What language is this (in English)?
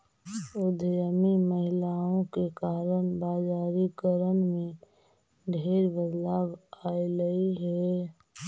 Magahi